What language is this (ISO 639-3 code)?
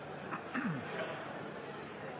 nno